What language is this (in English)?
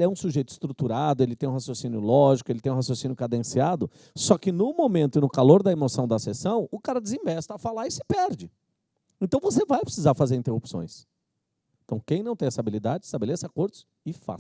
Portuguese